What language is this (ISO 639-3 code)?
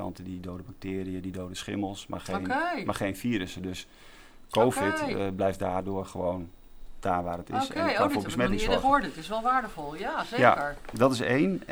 nld